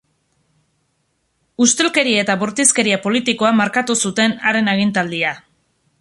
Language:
Basque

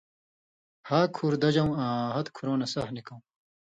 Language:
Indus Kohistani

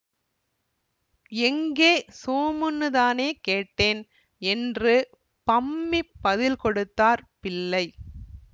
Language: Tamil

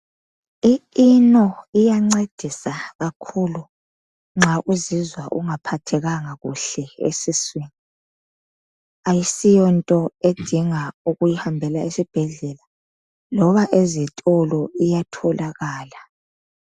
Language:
North Ndebele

